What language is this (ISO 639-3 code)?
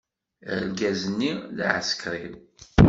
kab